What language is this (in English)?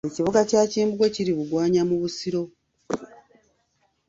Ganda